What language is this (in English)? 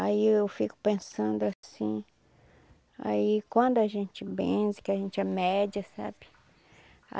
Portuguese